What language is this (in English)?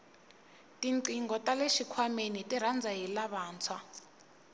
Tsonga